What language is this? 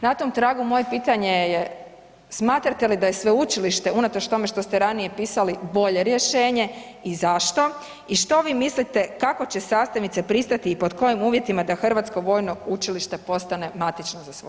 Croatian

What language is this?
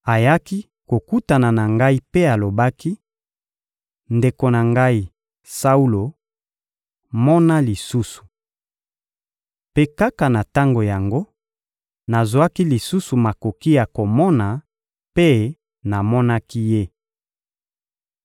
Lingala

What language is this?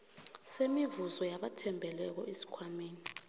South Ndebele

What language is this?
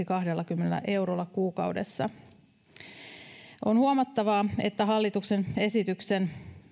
Finnish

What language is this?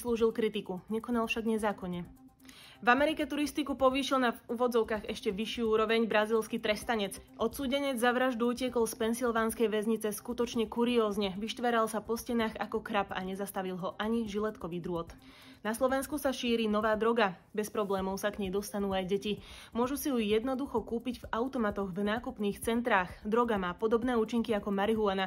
Slovak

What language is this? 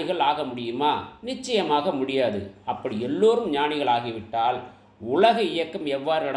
Tamil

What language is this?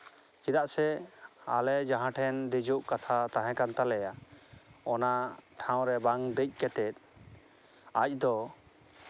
Santali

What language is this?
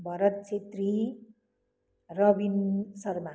Nepali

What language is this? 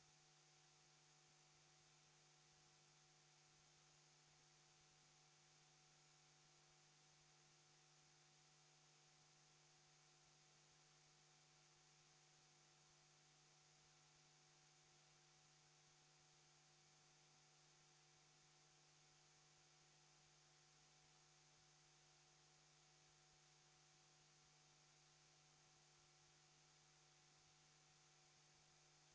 Finnish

